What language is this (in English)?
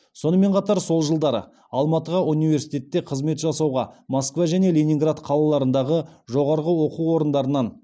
Kazakh